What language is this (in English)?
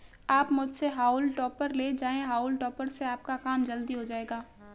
Hindi